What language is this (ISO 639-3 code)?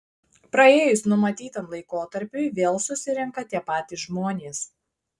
lit